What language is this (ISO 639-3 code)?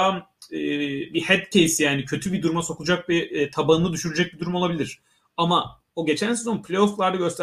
tur